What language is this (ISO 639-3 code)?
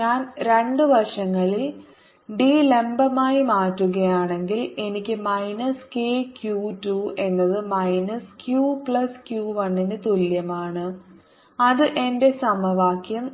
mal